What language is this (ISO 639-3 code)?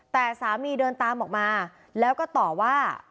tha